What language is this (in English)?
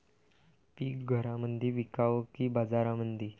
Marathi